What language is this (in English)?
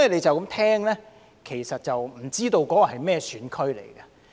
Cantonese